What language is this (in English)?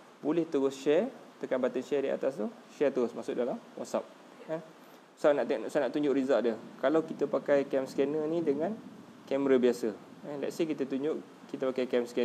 Malay